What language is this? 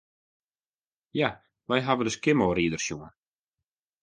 Western Frisian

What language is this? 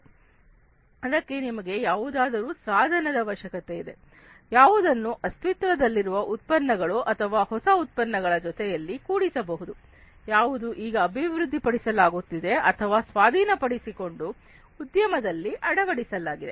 Kannada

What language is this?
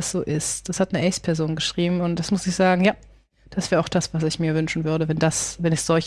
German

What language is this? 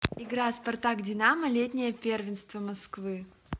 Russian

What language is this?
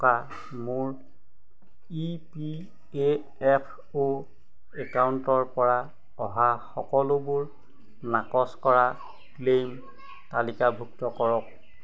Assamese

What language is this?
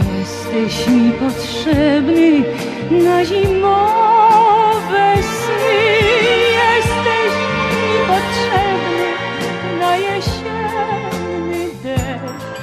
Greek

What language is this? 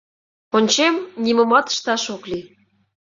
Mari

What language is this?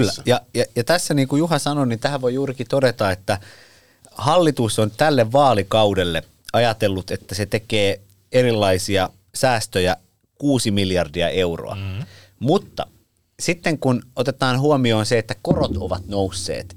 Finnish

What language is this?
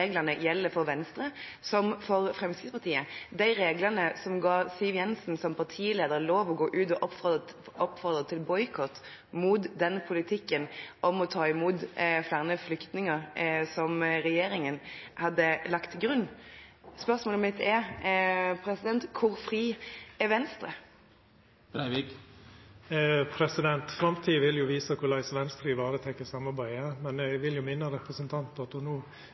Norwegian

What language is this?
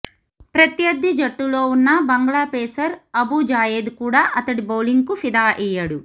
Telugu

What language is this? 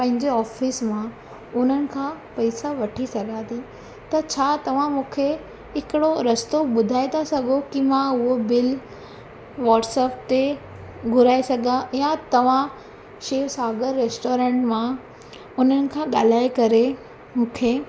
Sindhi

